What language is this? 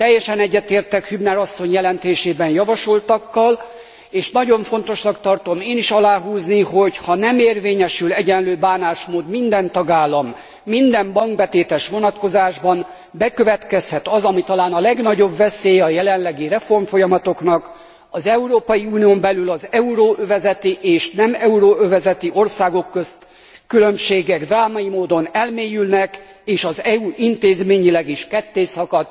Hungarian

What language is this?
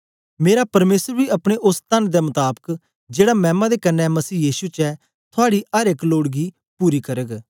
Dogri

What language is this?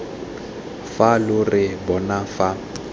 Tswana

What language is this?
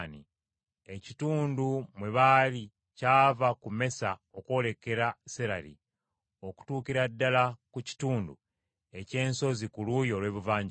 Ganda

